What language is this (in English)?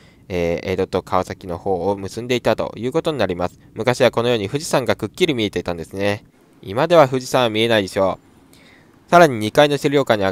Japanese